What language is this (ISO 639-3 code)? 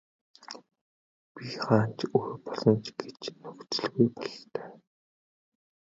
mon